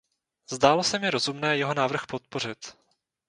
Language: Czech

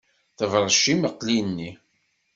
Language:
Kabyle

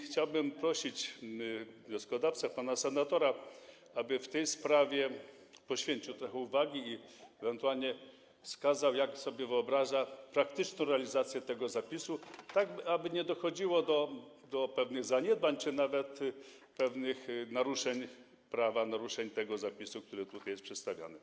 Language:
Polish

